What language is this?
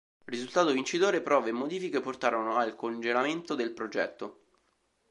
Italian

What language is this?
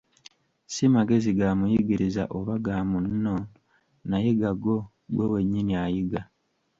Ganda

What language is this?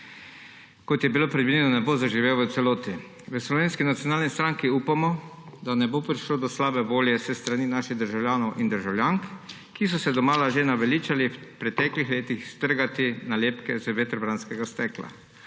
Slovenian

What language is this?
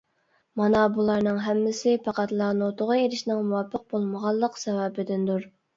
Uyghur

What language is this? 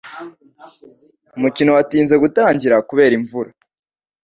Kinyarwanda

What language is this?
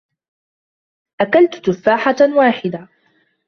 Arabic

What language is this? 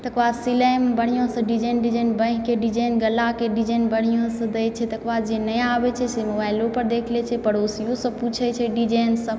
Maithili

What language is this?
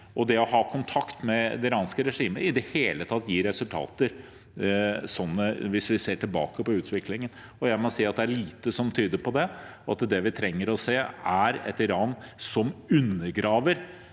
Norwegian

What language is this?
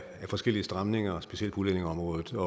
Danish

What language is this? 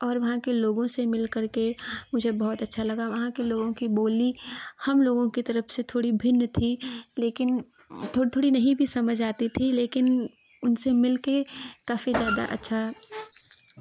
Hindi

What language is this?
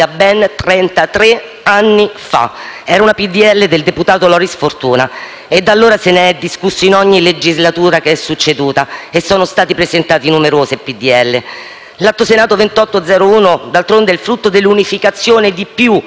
Italian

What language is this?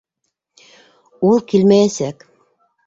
Bashkir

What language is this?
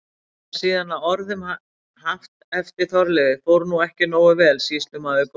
Icelandic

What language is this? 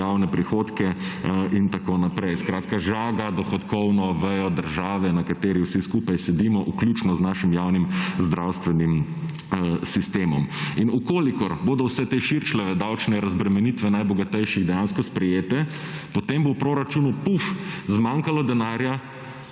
Slovenian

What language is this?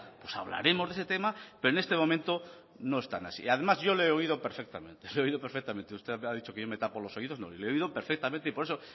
Spanish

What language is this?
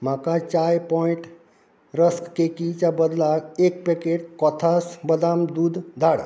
Konkani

